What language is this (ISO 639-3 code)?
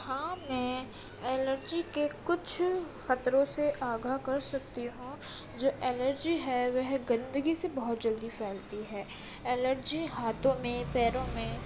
urd